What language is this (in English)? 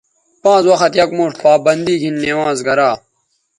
Bateri